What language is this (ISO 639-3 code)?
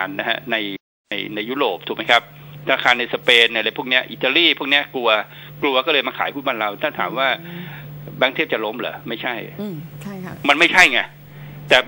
tha